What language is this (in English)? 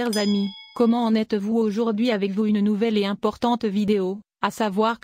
French